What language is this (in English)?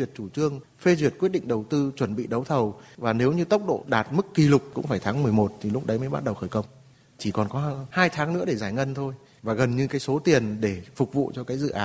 Vietnamese